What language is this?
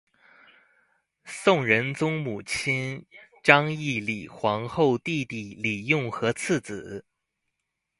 Chinese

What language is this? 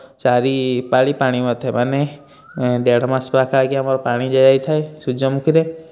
Odia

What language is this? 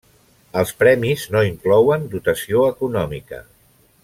Catalan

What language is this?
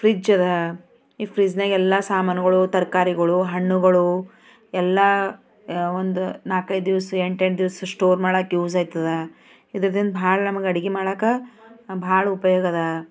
Kannada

